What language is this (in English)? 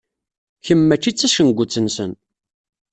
Kabyle